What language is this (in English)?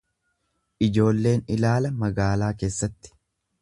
Oromo